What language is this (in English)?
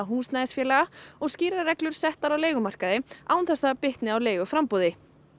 Icelandic